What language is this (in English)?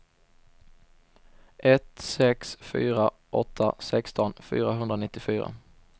Swedish